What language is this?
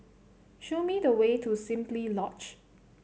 English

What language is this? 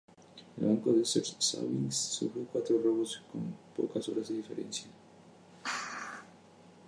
Spanish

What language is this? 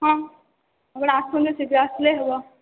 Odia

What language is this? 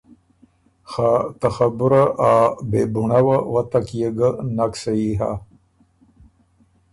Ormuri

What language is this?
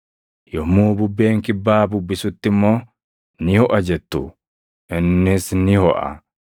Oromo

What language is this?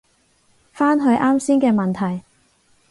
Cantonese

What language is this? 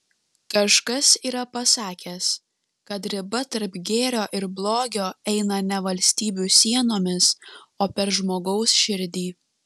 Lithuanian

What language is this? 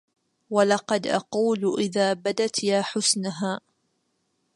Arabic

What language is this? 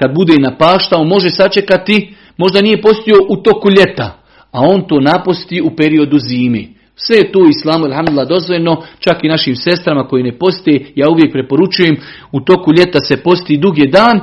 Croatian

